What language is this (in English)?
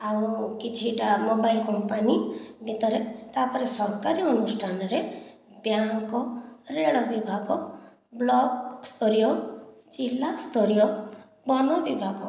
Odia